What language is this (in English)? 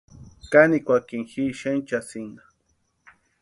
Western Highland Purepecha